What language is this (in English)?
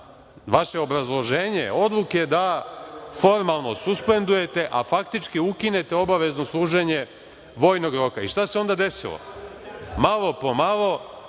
Serbian